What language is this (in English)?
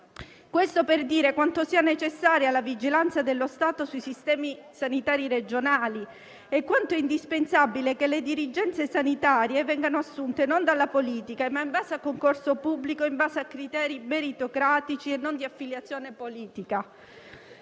Italian